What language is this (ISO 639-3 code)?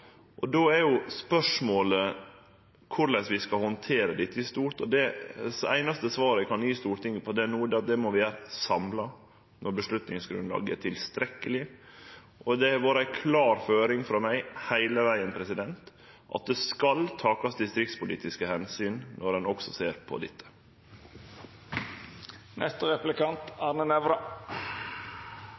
nno